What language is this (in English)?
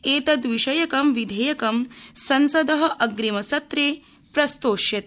Sanskrit